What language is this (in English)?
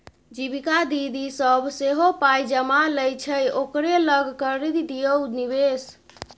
Maithili